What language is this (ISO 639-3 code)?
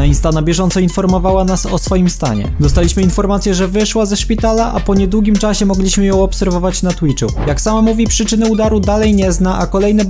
pol